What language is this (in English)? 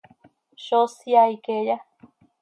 Seri